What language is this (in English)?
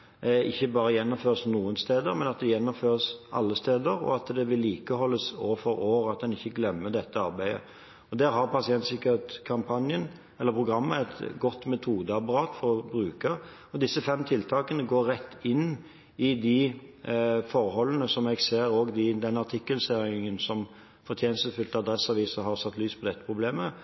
Norwegian Bokmål